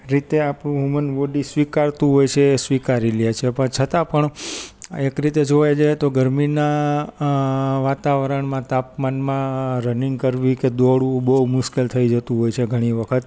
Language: Gujarati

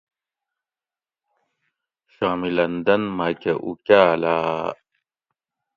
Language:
Gawri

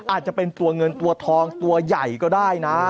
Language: Thai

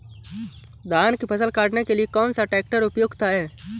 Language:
Hindi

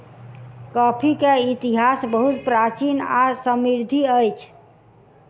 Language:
Maithili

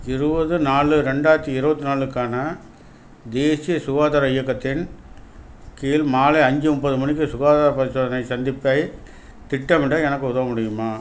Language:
Tamil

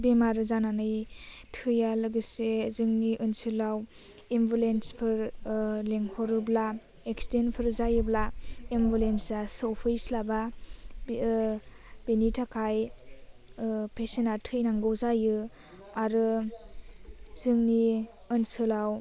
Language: Bodo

